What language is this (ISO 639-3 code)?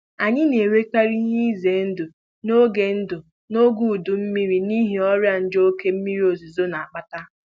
ibo